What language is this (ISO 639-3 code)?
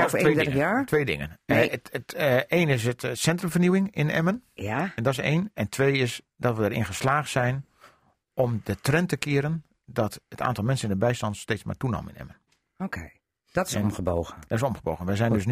nld